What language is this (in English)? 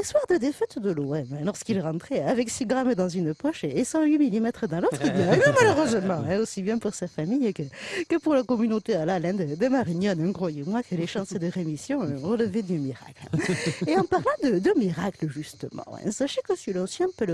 French